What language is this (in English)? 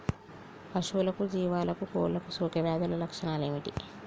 Telugu